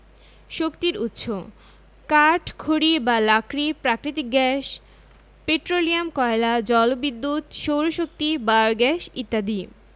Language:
Bangla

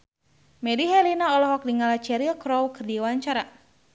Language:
Sundanese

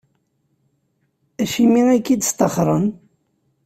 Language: Kabyle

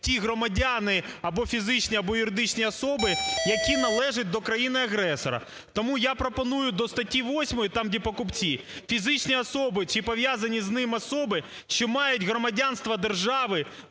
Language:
Ukrainian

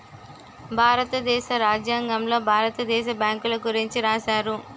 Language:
Telugu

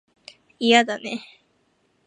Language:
Japanese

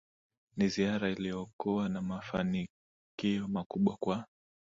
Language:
Swahili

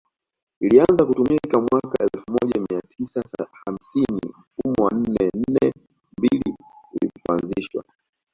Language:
Swahili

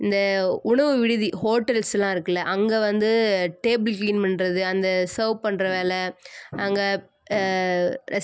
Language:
Tamil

